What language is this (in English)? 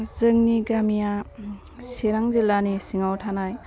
Bodo